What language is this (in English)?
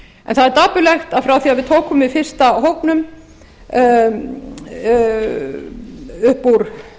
Icelandic